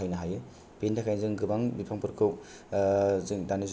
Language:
Bodo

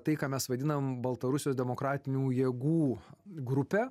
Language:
Lithuanian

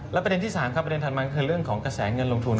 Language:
Thai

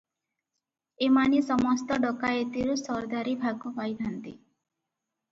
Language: Odia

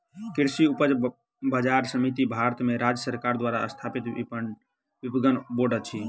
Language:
Maithili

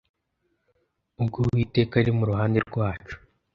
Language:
Kinyarwanda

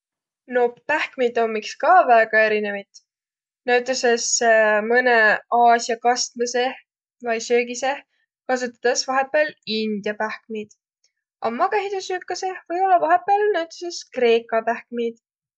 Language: Võro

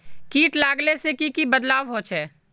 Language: Magahi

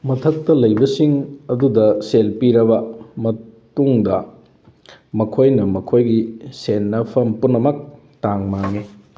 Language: Manipuri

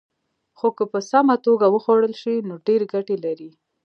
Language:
Pashto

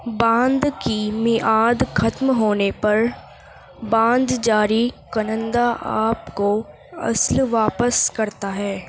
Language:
Urdu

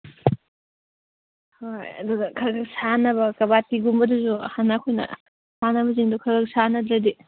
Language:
Manipuri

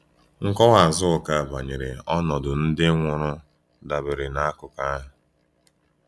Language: Igbo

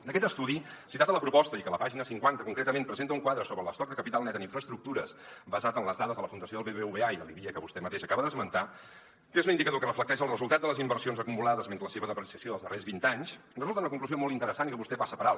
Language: Catalan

